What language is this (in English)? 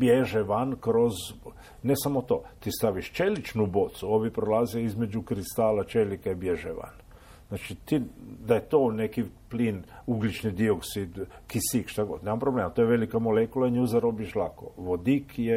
Croatian